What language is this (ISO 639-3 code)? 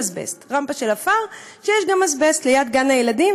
heb